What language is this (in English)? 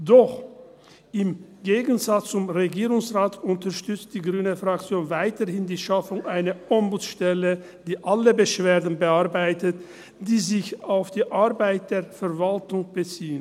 Swiss German